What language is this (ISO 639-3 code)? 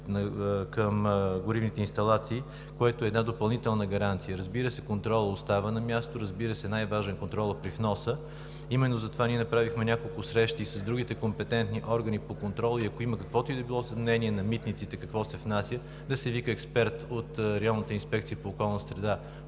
bul